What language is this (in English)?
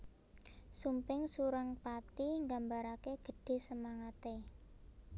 Javanese